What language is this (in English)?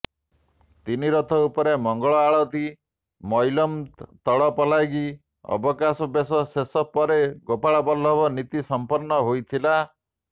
Odia